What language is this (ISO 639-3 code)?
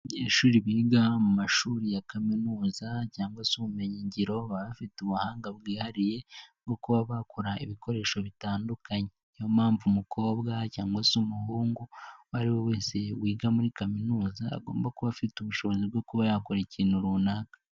kin